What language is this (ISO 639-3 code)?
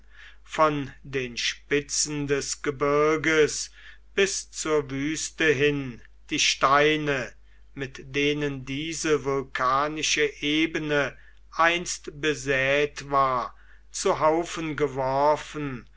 deu